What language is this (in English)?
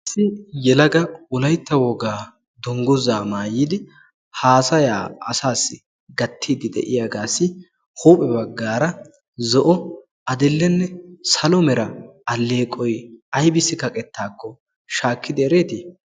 Wolaytta